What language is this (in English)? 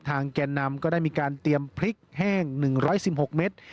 Thai